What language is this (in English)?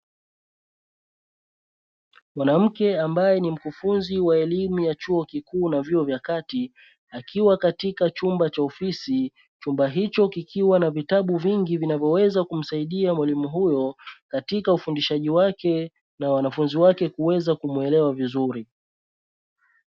Swahili